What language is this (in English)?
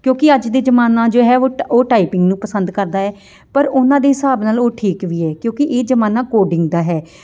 Punjabi